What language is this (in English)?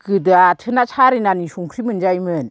Bodo